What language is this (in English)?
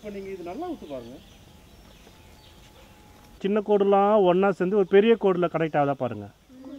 Hindi